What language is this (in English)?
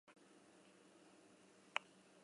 Basque